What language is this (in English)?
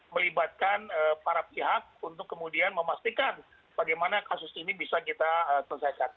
Indonesian